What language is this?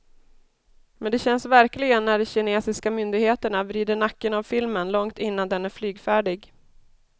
Swedish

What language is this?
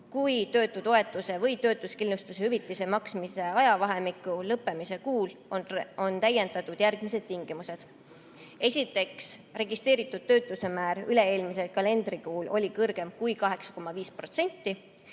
Estonian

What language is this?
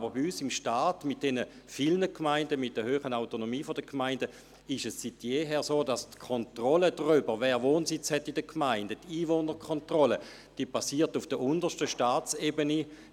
Swiss German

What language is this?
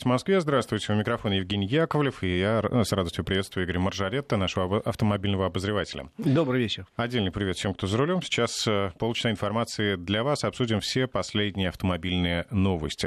Russian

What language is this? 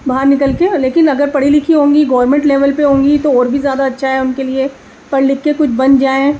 Urdu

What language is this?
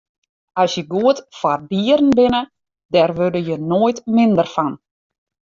Western Frisian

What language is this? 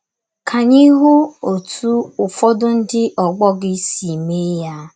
Igbo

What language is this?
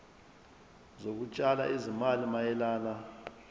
Zulu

